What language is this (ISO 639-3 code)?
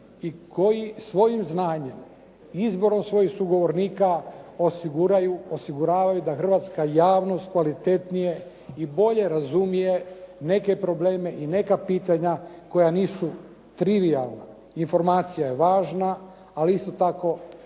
hrv